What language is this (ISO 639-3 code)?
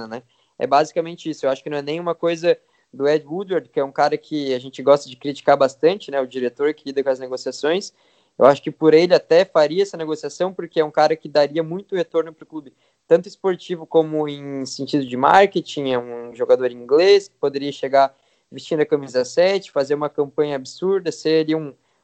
por